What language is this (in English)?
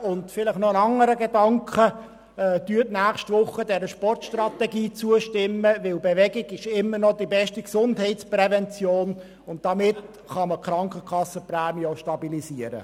Swiss German